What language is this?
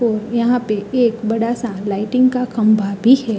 Hindi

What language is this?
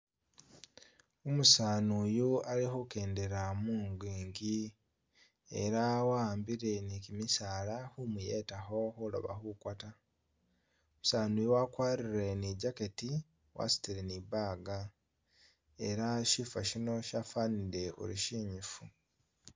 Masaaba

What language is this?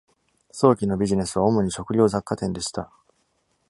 Japanese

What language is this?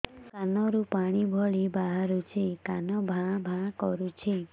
Odia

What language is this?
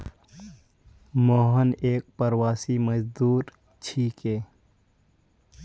Magahi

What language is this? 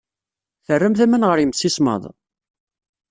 Kabyle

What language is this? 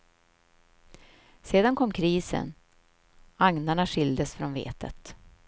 Swedish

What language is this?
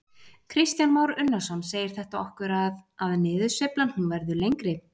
Icelandic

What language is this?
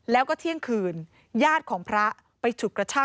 Thai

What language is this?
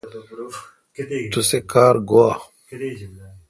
Kalkoti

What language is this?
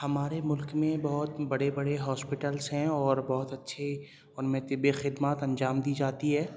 Urdu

